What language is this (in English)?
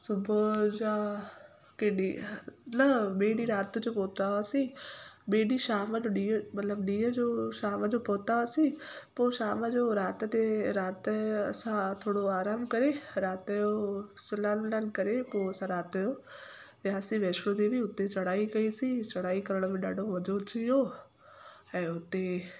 Sindhi